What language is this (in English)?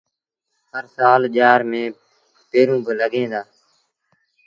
Sindhi Bhil